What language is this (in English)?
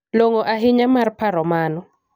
Luo (Kenya and Tanzania)